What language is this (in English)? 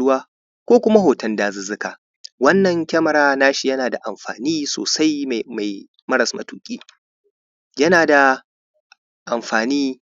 Hausa